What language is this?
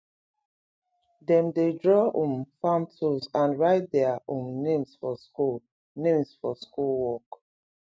Nigerian Pidgin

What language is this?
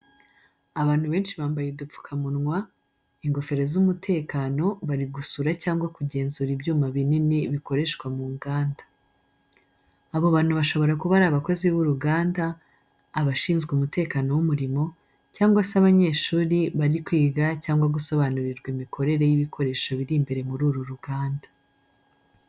Kinyarwanda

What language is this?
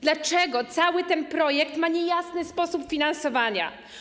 Polish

